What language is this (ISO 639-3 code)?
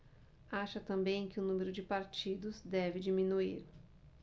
por